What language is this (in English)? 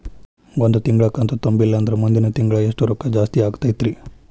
Kannada